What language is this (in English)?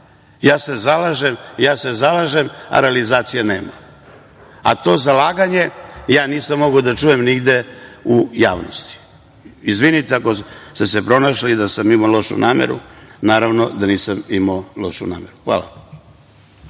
Serbian